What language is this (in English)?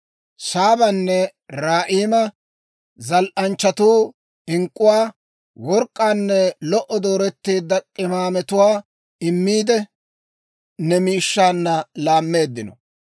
Dawro